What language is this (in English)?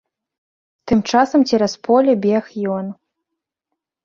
Belarusian